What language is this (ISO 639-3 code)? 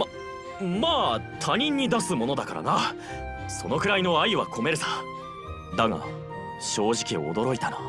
jpn